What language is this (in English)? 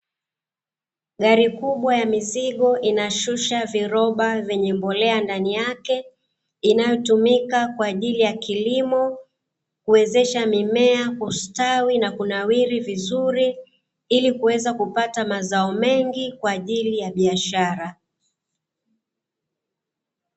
Swahili